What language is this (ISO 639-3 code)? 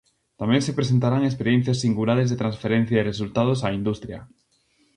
glg